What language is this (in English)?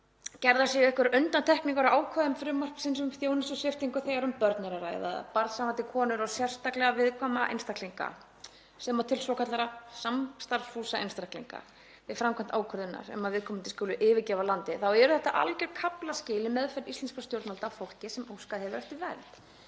Icelandic